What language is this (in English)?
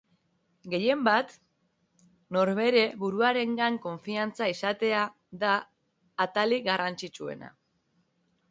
Basque